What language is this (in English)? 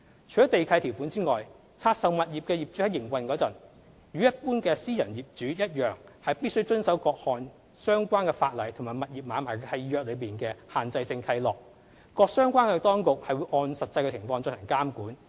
Cantonese